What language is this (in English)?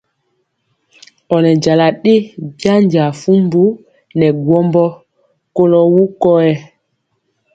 Mpiemo